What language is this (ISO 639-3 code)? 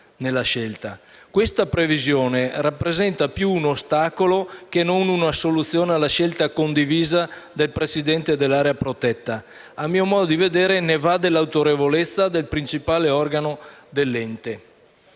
ita